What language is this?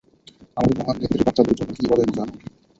Bangla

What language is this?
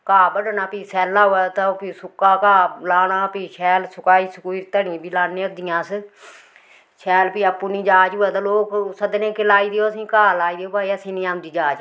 Dogri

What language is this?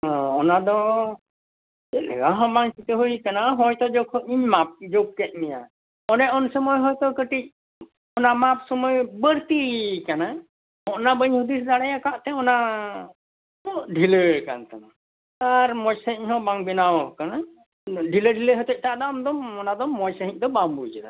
Santali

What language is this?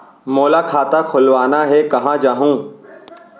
Chhattisgarhi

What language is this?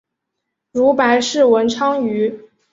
Chinese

